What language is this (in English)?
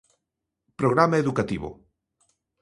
Galician